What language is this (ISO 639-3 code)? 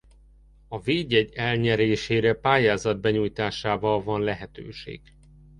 hun